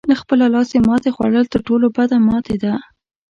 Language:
Pashto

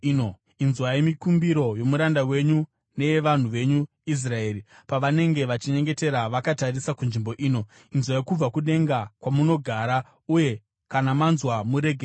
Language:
Shona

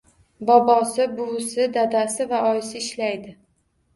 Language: Uzbek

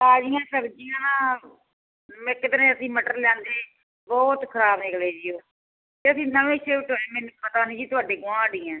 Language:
Punjabi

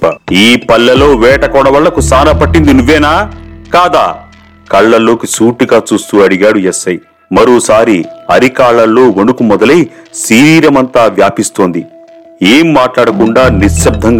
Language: Telugu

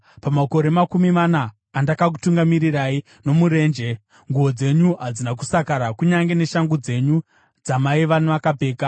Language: Shona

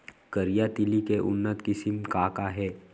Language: Chhattisgarhi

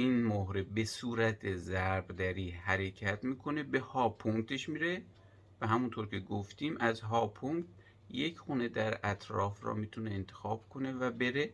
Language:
Persian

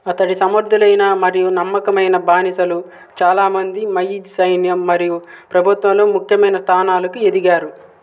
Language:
Telugu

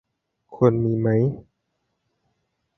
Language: Thai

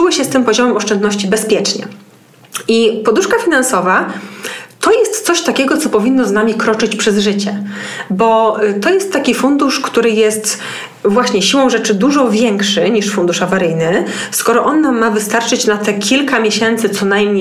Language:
Polish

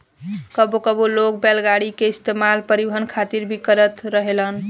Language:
Bhojpuri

